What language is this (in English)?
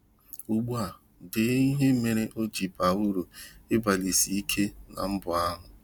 Igbo